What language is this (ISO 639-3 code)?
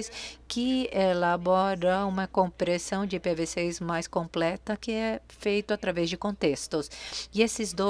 por